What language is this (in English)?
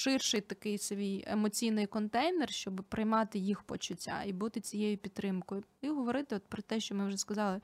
Ukrainian